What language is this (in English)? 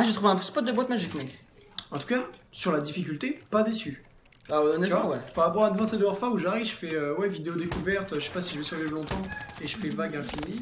French